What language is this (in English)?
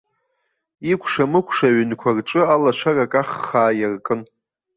Abkhazian